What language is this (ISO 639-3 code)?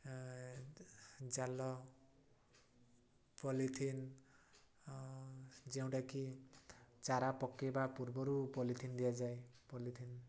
ori